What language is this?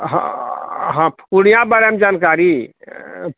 Maithili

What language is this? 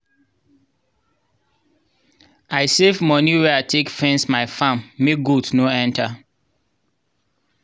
Nigerian Pidgin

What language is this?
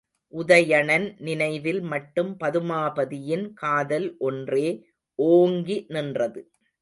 Tamil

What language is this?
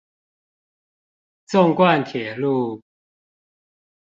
Chinese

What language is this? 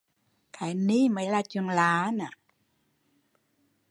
Vietnamese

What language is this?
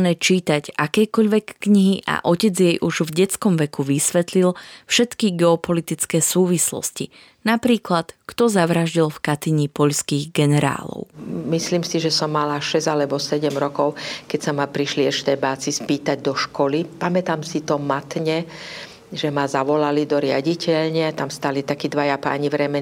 Slovak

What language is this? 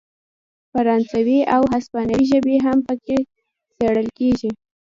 Pashto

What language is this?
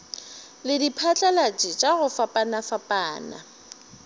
Northern Sotho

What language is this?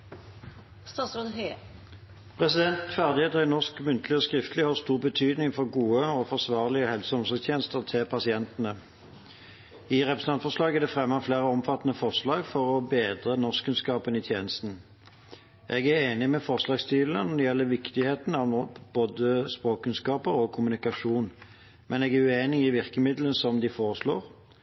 Norwegian Bokmål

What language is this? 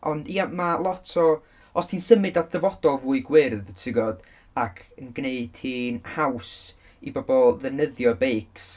Welsh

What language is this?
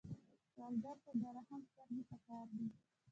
Pashto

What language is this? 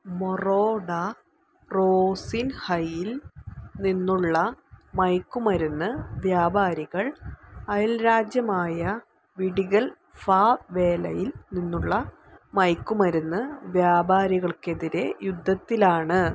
Malayalam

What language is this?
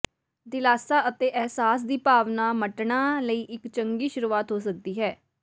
Punjabi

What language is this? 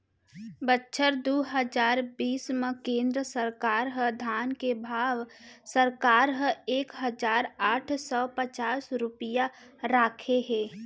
Chhattisgarhi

